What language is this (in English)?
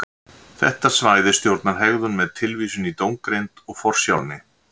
Icelandic